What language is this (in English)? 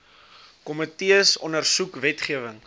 Afrikaans